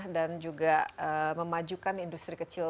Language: Indonesian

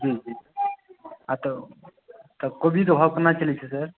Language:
Maithili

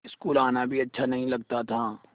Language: Hindi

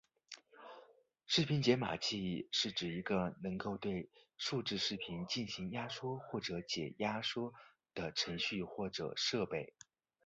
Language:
Chinese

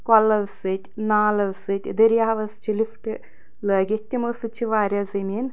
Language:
Kashmiri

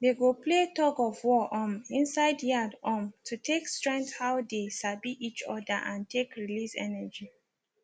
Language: Nigerian Pidgin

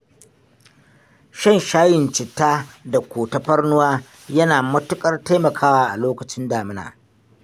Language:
Hausa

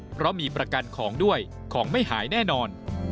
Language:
Thai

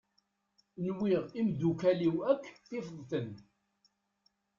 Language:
Kabyle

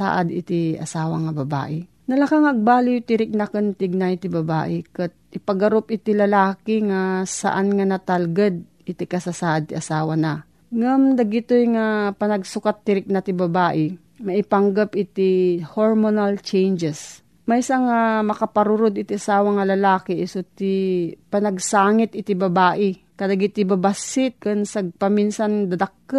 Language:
Filipino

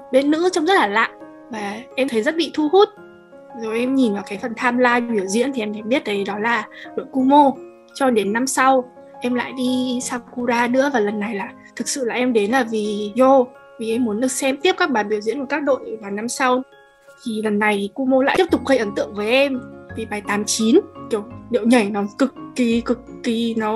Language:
Vietnamese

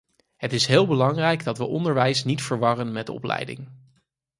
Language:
Dutch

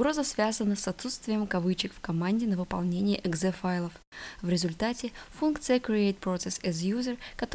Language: Russian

